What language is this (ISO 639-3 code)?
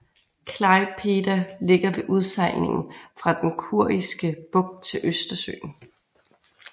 dan